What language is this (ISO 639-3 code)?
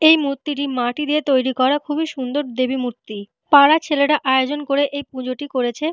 ben